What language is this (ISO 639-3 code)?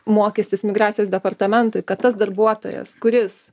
lit